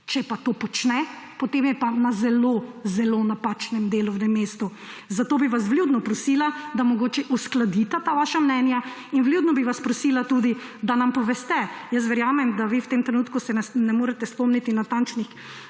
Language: Slovenian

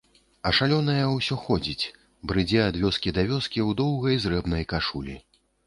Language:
Belarusian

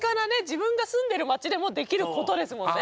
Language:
Japanese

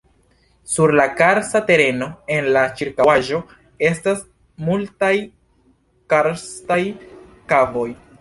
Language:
Esperanto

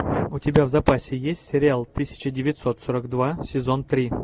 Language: Russian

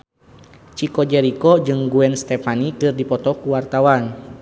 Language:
Sundanese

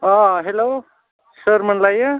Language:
Bodo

